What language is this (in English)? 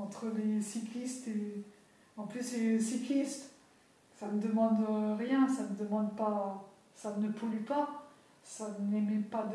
French